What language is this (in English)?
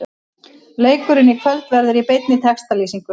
Icelandic